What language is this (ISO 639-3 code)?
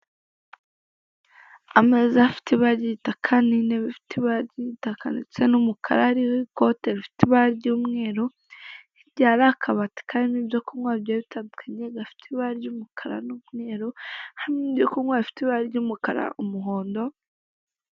kin